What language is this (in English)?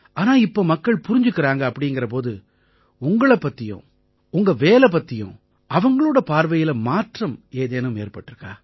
Tamil